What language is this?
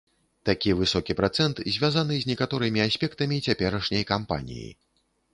Belarusian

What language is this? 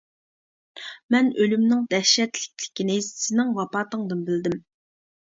Uyghur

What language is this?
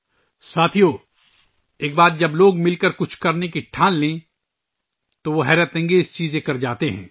Urdu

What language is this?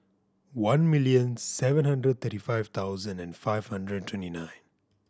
English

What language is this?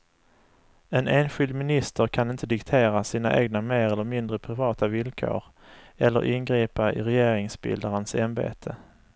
Swedish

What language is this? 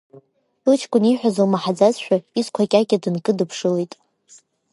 Abkhazian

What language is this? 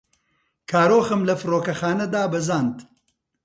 Central Kurdish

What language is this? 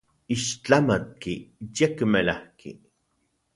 Central Puebla Nahuatl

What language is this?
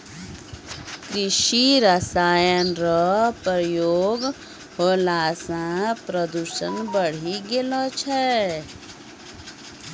Maithili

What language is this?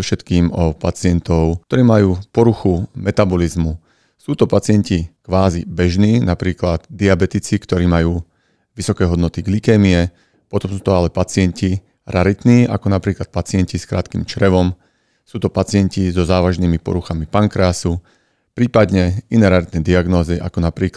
Slovak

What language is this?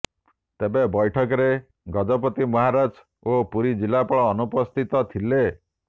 Odia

